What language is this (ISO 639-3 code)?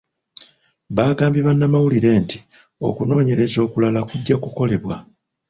lug